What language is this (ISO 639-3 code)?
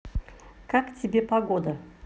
rus